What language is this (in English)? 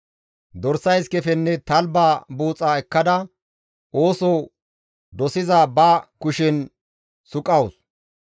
Gamo